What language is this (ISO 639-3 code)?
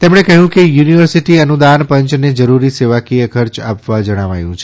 guj